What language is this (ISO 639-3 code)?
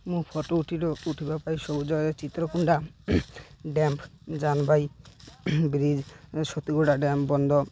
ori